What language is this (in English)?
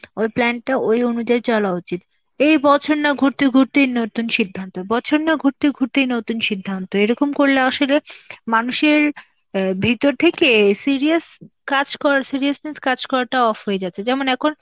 Bangla